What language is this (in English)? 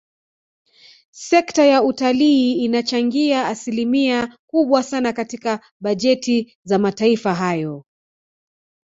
Swahili